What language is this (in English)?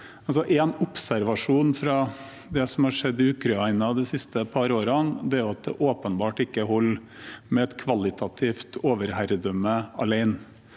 Norwegian